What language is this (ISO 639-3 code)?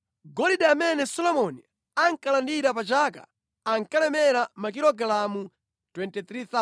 nya